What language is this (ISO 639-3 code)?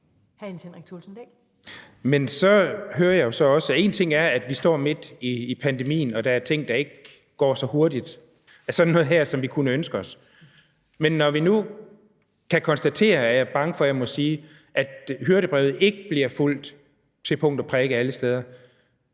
dan